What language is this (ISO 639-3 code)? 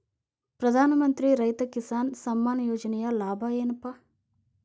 kan